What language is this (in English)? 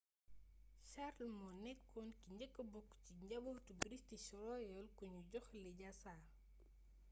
Wolof